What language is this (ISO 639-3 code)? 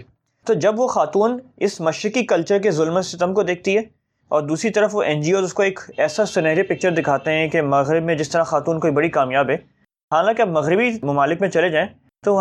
urd